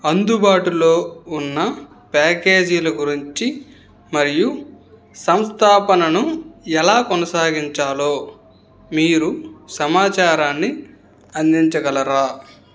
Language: Telugu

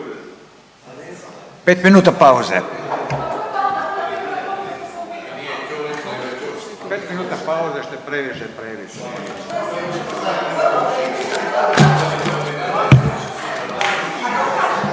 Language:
Croatian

